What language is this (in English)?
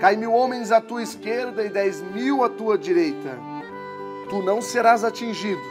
Portuguese